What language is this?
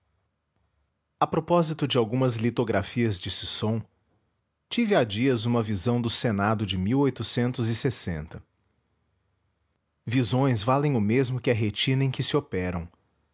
Portuguese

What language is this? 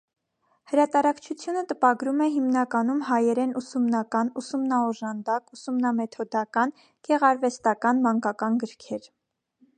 Armenian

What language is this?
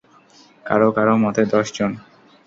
Bangla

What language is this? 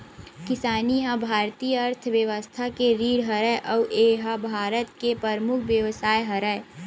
Chhattisgarhi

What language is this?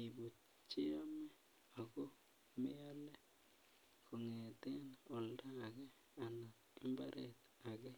Kalenjin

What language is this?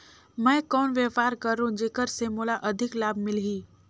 Chhattisgarhi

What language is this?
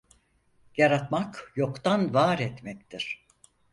Turkish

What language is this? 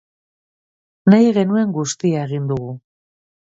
Basque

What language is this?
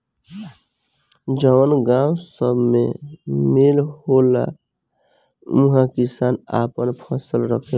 Bhojpuri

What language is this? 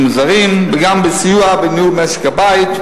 Hebrew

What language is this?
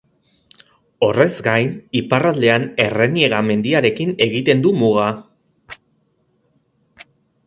Basque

